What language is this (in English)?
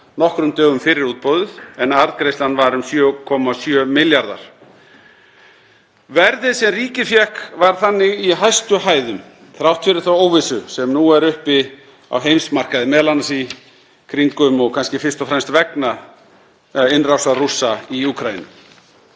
Icelandic